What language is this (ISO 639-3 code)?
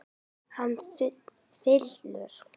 isl